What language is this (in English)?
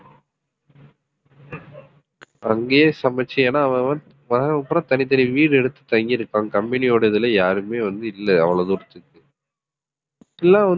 Tamil